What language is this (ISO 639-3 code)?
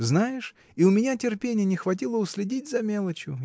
rus